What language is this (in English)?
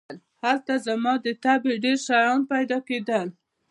Pashto